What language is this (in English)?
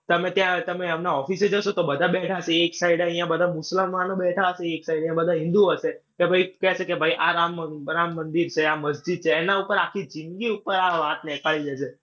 Gujarati